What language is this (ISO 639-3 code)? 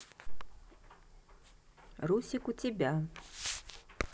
rus